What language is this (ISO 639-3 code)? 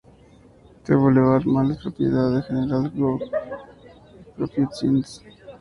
spa